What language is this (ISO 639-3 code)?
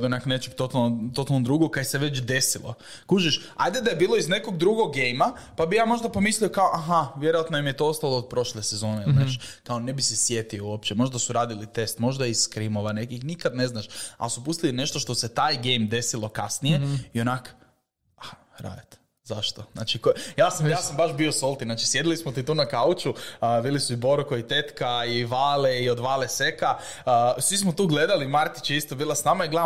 hrv